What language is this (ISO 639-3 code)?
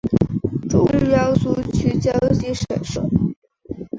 zho